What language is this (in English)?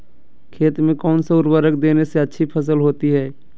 Magahi